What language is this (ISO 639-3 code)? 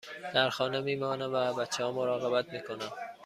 fas